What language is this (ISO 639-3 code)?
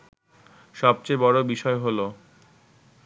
ben